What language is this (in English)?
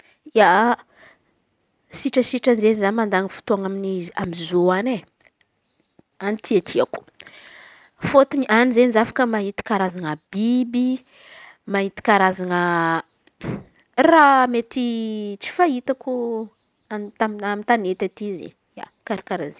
Antankarana Malagasy